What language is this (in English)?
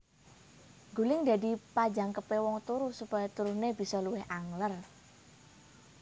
Javanese